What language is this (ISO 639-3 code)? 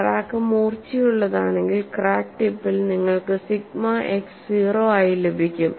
mal